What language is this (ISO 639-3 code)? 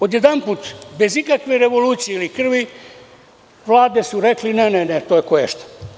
srp